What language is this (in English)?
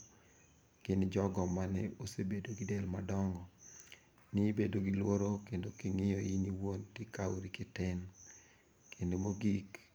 Luo (Kenya and Tanzania)